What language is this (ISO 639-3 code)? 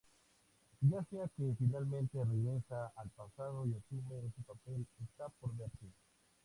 spa